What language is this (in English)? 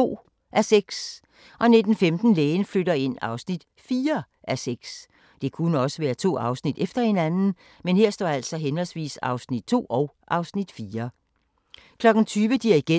Danish